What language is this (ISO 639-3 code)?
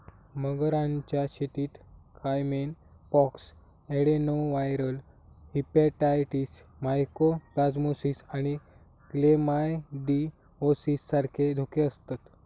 mar